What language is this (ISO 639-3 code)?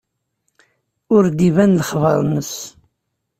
kab